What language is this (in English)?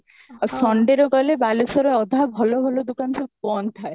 Odia